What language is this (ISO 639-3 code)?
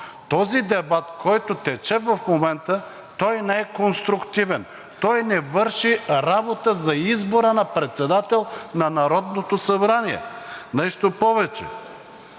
bul